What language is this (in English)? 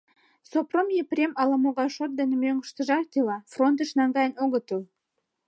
Mari